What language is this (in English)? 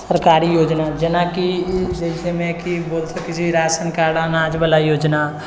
Maithili